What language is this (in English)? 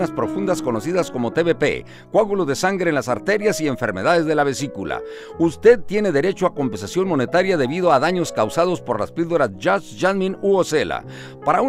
Spanish